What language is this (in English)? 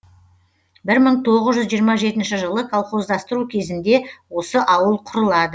Kazakh